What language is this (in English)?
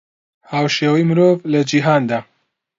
Central Kurdish